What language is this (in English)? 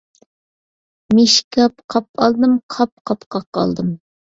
Uyghur